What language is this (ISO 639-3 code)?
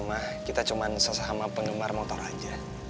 ind